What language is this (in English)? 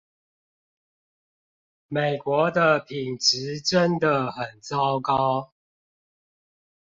Chinese